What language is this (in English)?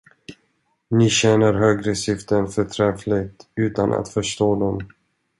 Swedish